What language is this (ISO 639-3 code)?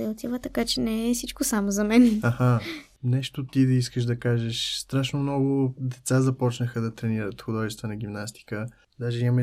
bul